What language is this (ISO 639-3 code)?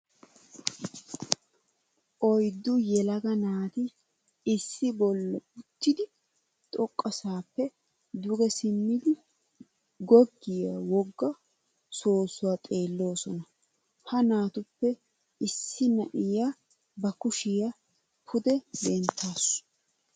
wal